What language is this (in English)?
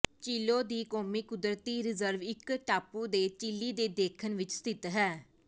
Punjabi